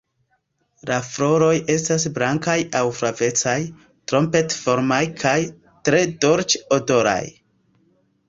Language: Esperanto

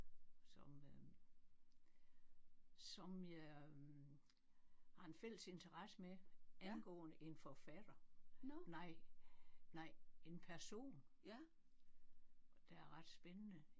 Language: Danish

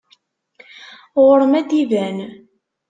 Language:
Kabyle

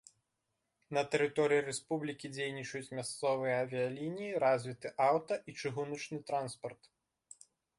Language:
Belarusian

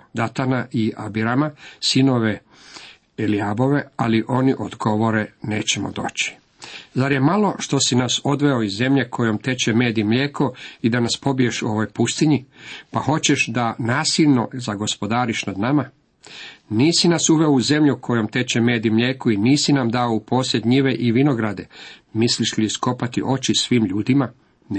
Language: Croatian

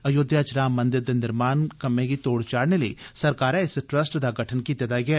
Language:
Dogri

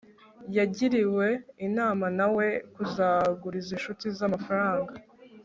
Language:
Kinyarwanda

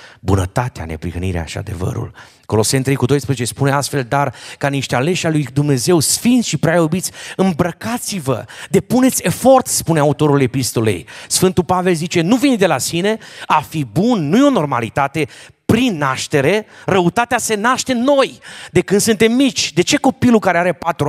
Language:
Romanian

